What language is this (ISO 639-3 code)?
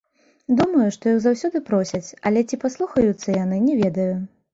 bel